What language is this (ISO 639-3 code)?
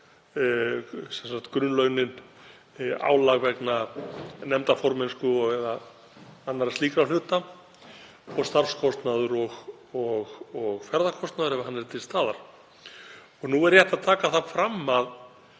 isl